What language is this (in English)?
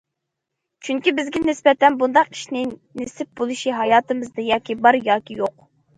Uyghur